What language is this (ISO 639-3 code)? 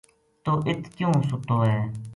gju